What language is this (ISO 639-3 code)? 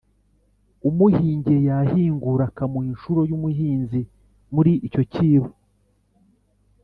kin